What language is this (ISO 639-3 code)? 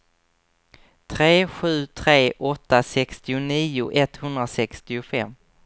swe